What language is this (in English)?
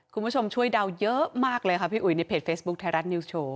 Thai